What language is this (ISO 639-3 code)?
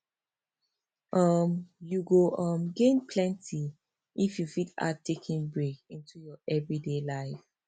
pcm